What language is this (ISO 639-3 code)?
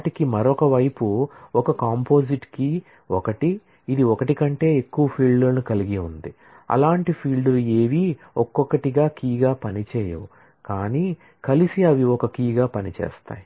tel